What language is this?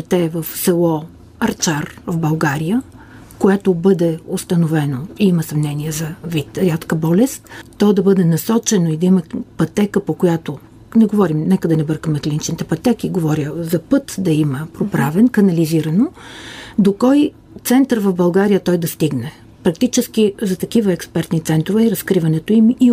Bulgarian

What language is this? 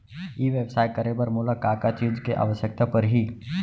Chhattisgarhi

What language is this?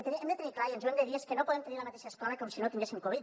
Catalan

